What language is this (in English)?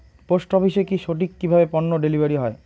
Bangla